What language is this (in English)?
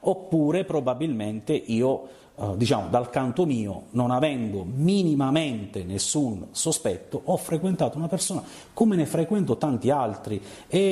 Italian